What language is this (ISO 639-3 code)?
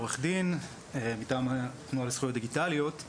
heb